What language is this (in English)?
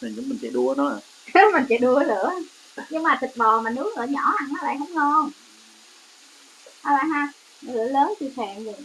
Vietnamese